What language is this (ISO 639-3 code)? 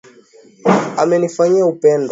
swa